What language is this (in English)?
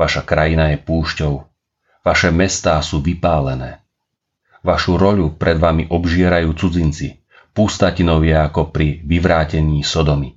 Slovak